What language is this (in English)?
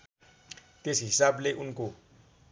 Nepali